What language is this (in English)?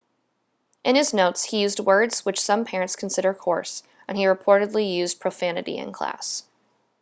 English